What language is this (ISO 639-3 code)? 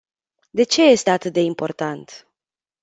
ron